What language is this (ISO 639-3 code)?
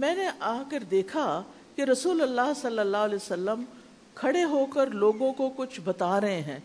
urd